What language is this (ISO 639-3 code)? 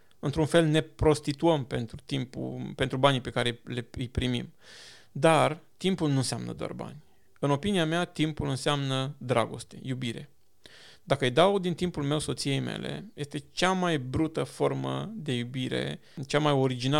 ron